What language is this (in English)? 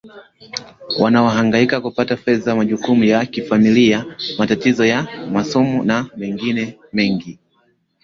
Swahili